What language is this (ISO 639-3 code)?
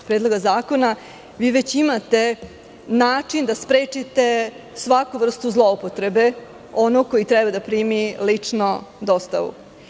srp